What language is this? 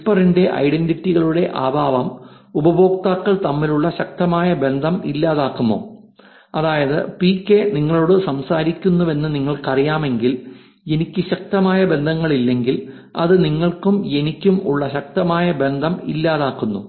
Malayalam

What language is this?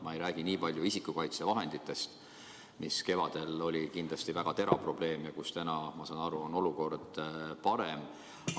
Estonian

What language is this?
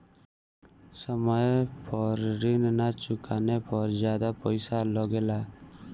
Bhojpuri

